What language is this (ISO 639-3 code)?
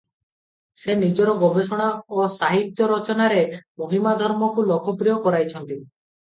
ori